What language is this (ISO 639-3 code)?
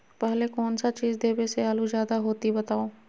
mag